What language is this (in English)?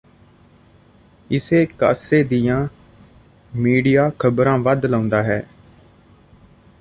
Punjabi